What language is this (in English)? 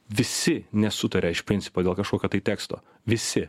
Lithuanian